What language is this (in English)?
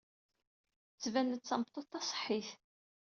Kabyle